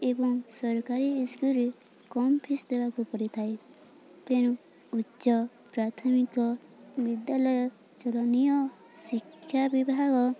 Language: Odia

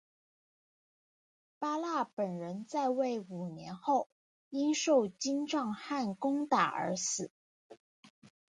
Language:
Chinese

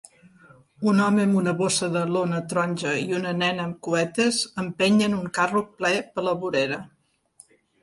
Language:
Catalan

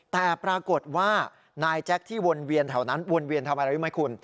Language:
Thai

